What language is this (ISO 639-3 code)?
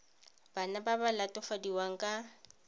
tsn